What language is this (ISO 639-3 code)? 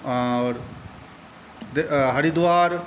mai